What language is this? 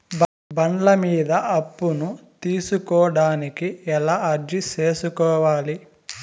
Telugu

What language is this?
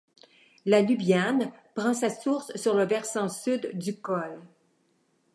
French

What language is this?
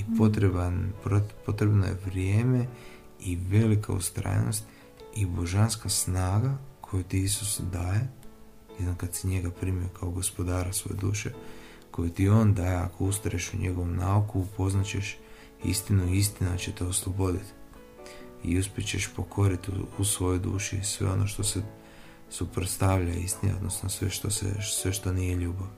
Croatian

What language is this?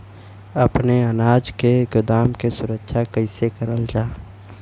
Bhojpuri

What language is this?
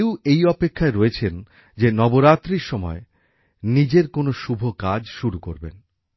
Bangla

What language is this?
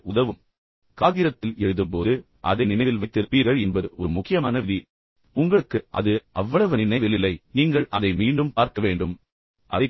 Tamil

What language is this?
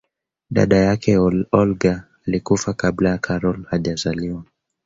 Swahili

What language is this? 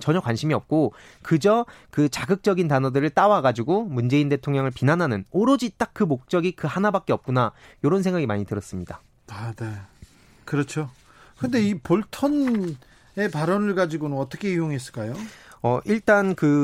Korean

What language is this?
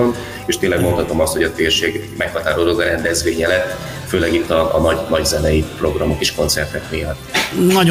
Hungarian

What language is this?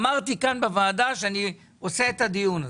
Hebrew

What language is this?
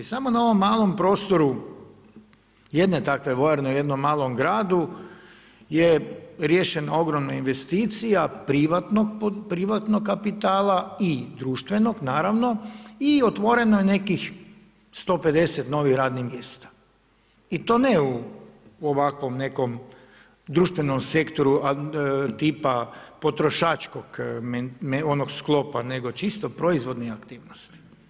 Croatian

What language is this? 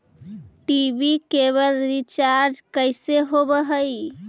Magahi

